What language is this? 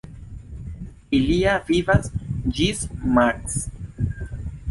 Esperanto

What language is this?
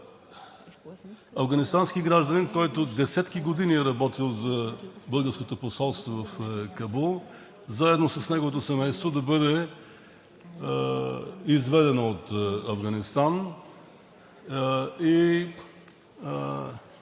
Bulgarian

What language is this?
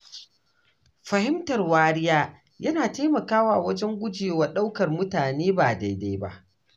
Hausa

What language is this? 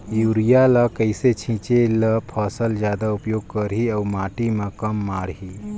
Chhattisgarhi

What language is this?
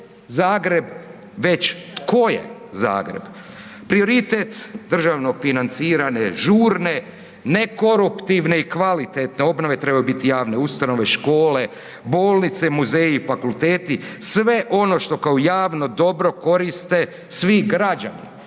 Croatian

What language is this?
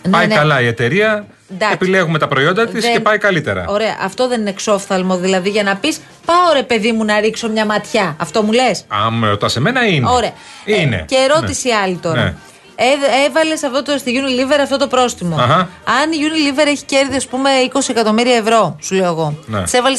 Greek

